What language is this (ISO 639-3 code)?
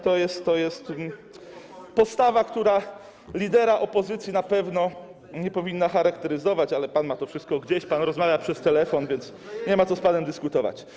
pol